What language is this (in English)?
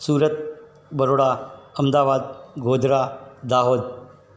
Sindhi